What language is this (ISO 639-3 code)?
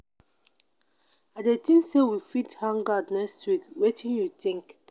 pcm